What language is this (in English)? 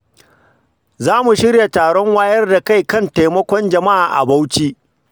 Hausa